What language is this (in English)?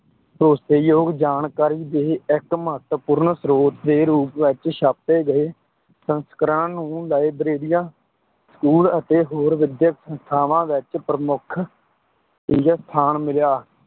Punjabi